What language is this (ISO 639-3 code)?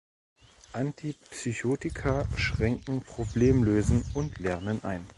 deu